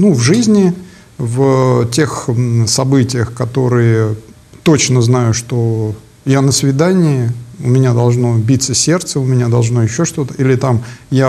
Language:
Russian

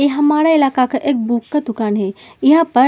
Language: Hindi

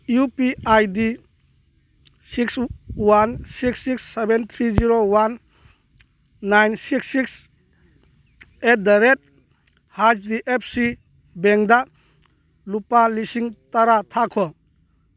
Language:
Manipuri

